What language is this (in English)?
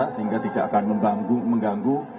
Indonesian